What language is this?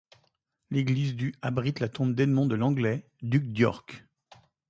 French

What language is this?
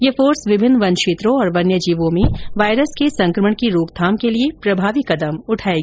Hindi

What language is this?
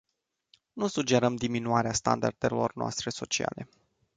Romanian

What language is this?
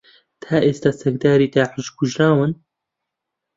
Central Kurdish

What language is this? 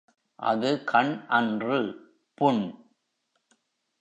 Tamil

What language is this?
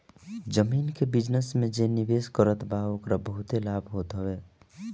Bhojpuri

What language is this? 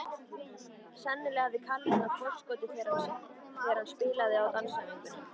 Icelandic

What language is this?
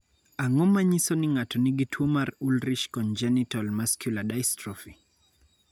Luo (Kenya and Tanzania)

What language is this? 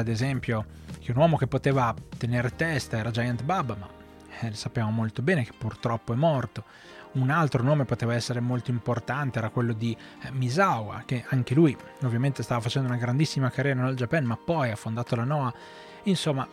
Italian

